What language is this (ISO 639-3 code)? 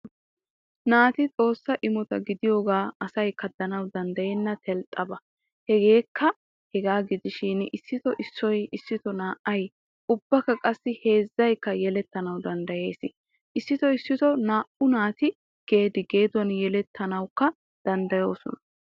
wal